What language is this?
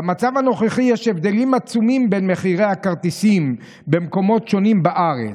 Hebrew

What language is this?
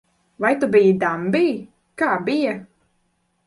Latvian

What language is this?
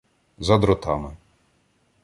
Ukrainian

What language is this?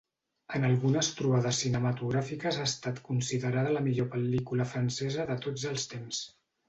Catalan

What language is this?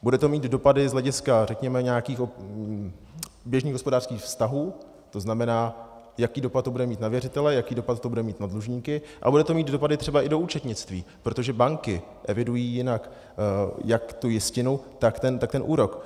Czech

